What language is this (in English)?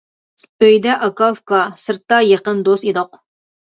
Uyghur